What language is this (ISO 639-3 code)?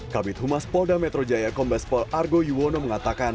ind